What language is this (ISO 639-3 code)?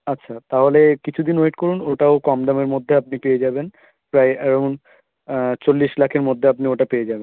ben